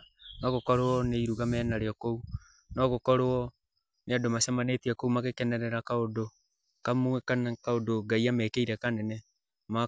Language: Kikuyu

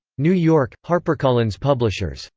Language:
English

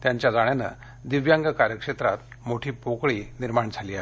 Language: Marathi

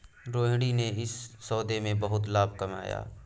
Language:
Hindi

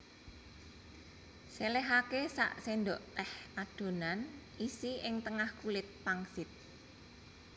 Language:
Javanese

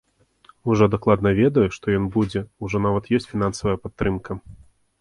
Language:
Belarusian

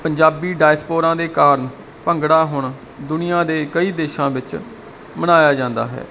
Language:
Punjabi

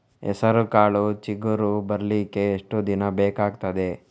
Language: Kannada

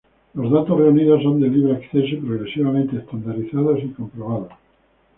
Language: Spanish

